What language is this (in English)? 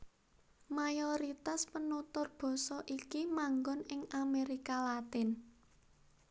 Javanese